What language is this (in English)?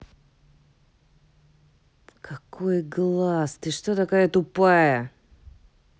Russian